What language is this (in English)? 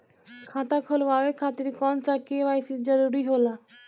Bhojpuri